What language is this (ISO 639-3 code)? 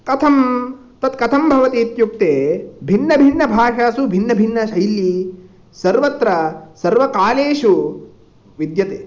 san